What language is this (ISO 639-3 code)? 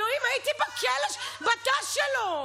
heb